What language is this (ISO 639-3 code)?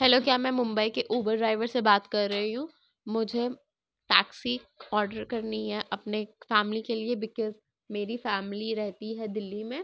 urd